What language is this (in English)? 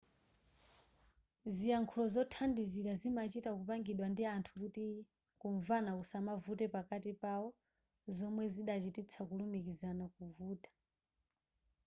Nyanja